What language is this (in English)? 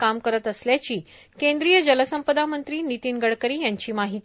Marathi